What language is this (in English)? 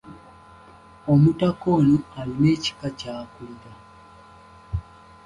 Ganda